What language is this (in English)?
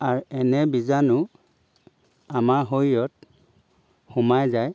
Assamese